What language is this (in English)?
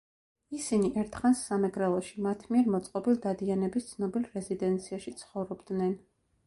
Georgian